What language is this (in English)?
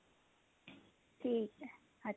Punjabi